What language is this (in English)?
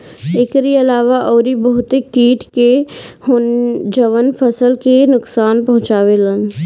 Bhojpuri